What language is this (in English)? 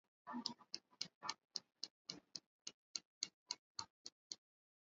Swahili